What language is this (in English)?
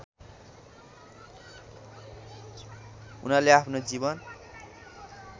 Nepali